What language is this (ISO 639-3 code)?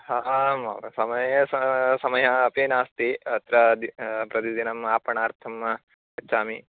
san